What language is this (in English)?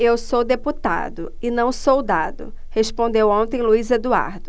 Portuguese